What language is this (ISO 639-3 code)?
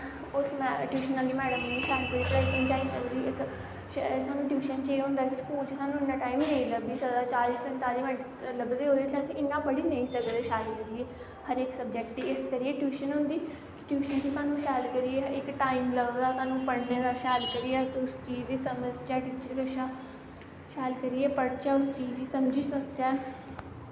doi